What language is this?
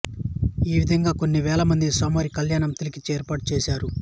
Telugu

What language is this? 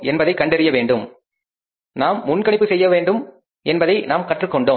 Tamil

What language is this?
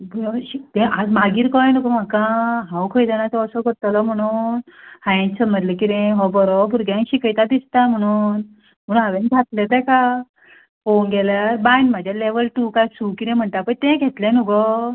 Konkani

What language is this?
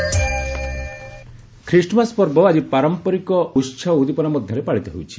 Odia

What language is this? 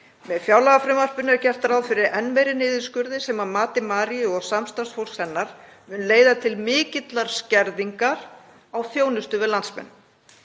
Icelandic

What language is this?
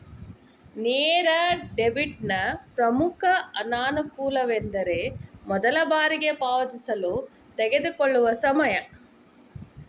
Kannada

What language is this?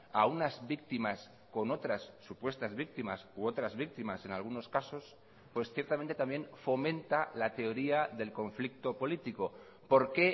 Spanish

